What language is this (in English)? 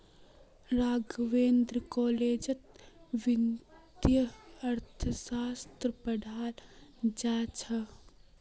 Magahi